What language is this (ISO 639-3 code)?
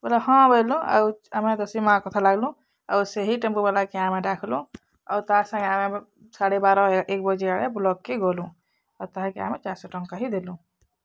ori